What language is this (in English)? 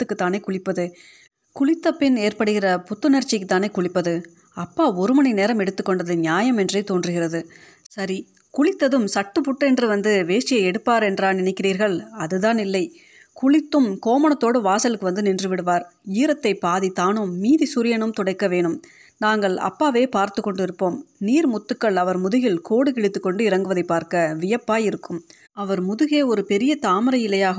Tamil